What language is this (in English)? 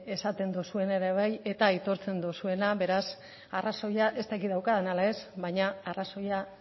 Basque